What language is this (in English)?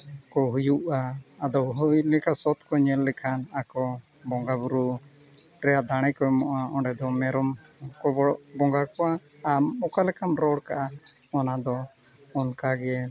Santali